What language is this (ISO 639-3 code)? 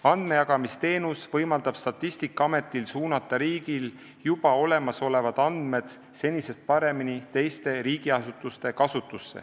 est